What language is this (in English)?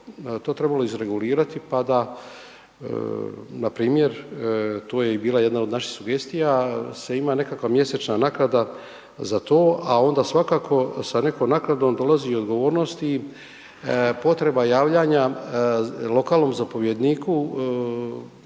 Croatian